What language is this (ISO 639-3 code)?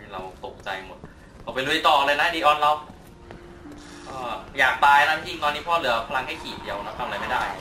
tha